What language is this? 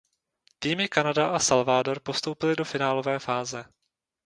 Czech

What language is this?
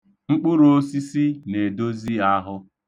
Igbo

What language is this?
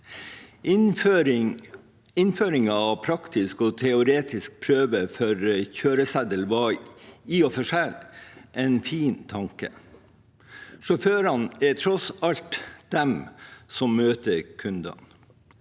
Norwegian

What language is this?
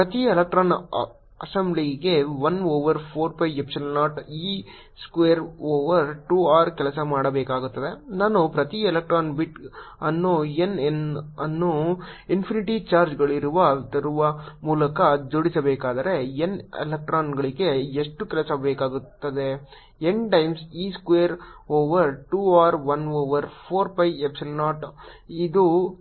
Kannada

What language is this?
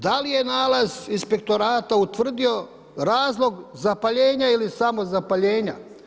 Croatian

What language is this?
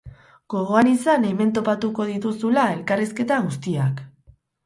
Basque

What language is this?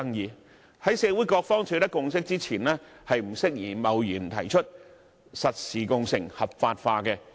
Cantonese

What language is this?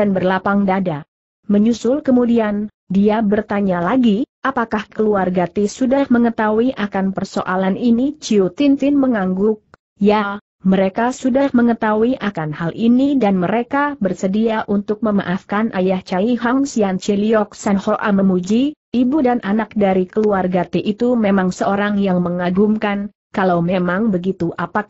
Indonesian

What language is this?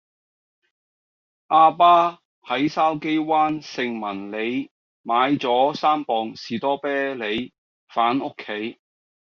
Cantonese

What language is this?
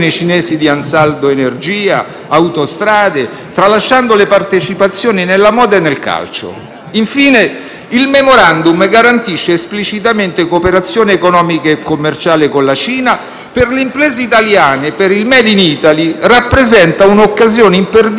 Italian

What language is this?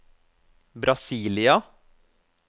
Norwegian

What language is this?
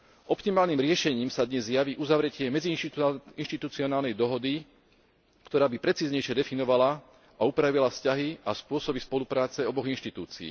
Slovak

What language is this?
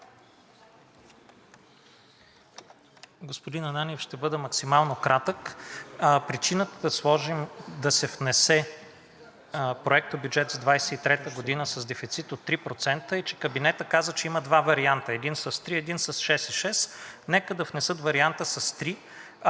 Bulgarian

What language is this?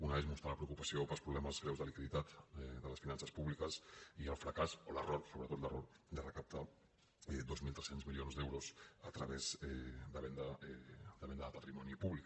Catalan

